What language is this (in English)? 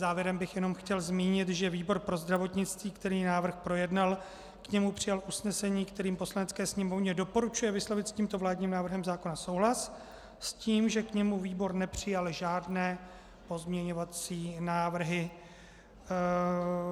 Czech